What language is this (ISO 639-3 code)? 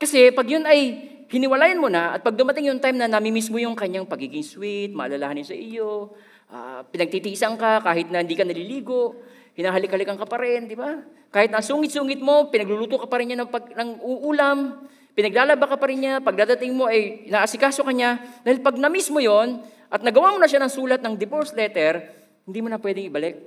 fil